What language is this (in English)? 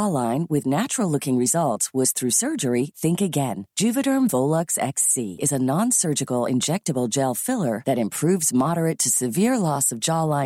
Filipino